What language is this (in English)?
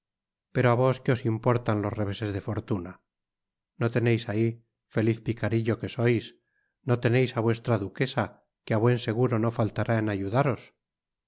Spanish